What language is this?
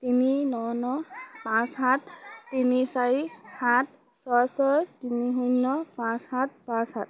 Assamese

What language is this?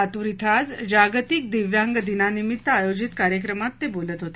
Marathi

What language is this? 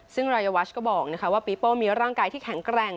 Thai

